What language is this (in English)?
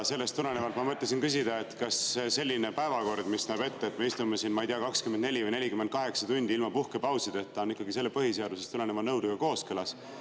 Estonian